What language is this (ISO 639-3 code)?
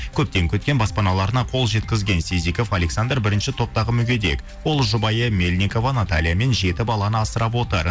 kaz